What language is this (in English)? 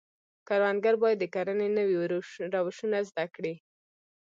Pashto